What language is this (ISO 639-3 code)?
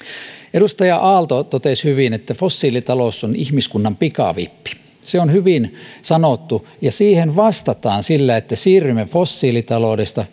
fin